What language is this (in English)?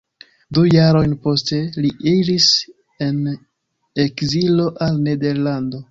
Esperanto